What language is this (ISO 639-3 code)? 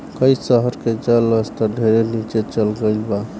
bho